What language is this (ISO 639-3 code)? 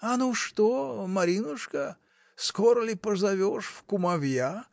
rus